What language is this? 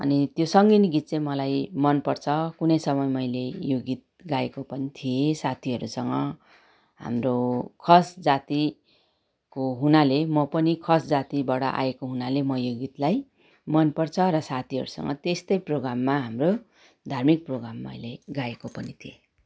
Nepali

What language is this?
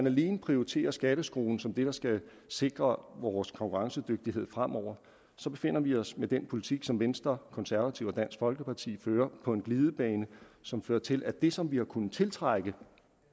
Danish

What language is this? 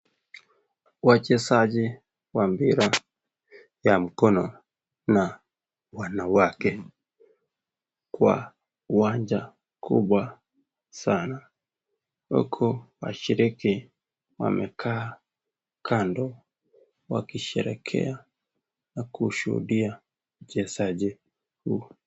Swahili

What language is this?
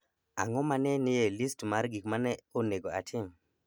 Luo (Kenya and Tanzania)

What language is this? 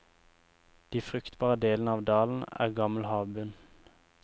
Norwegian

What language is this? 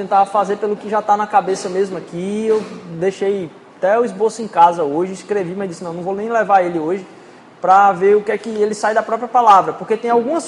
Portuguese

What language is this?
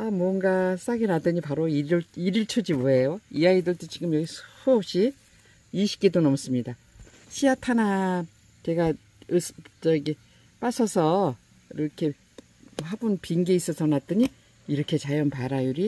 Korean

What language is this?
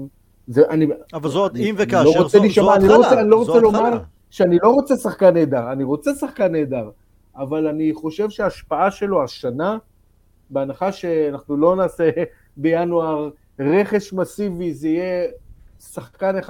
Hebrew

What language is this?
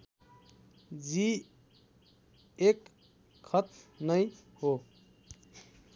Nepali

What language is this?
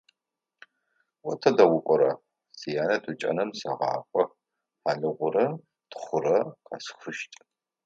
Adyghe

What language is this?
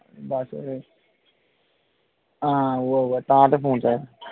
Dogri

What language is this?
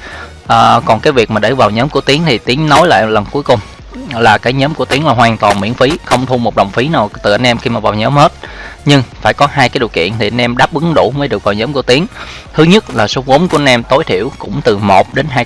Vietnamese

